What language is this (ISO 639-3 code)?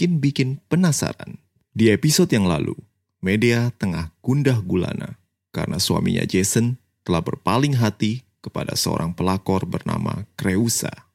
ind